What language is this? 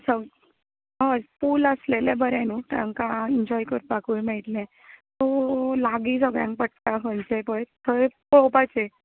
Konkani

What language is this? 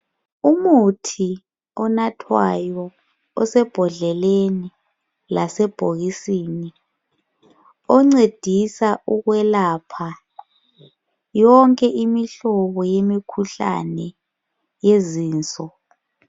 North Ndebele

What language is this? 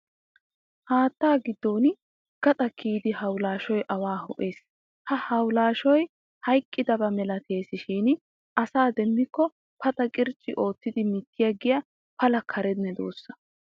Wolaytta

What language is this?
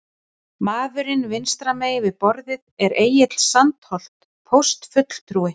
Icelandic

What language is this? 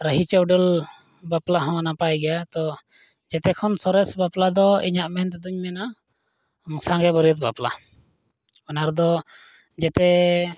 Santali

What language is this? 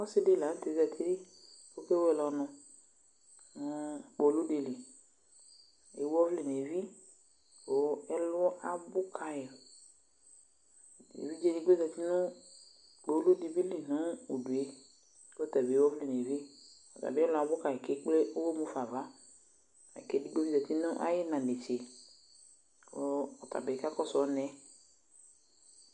Ikposo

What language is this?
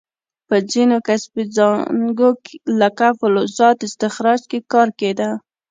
Pashto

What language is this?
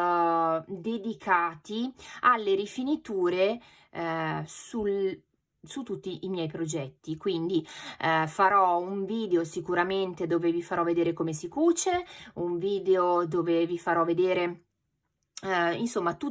Italian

